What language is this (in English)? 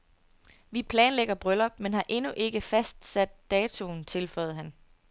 Danish